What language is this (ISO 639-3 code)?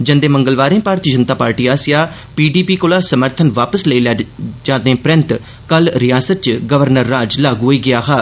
doi